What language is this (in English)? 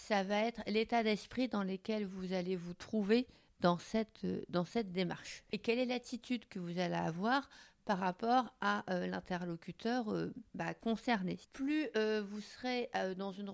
French